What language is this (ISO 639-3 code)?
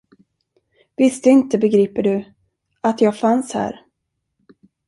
swe